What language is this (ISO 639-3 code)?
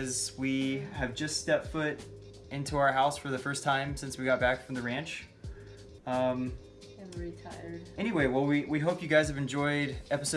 eng